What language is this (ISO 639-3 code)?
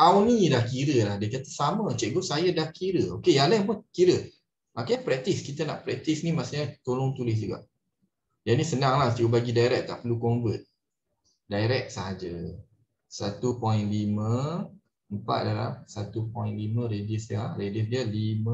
msa